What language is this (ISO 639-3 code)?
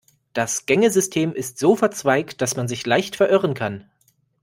deu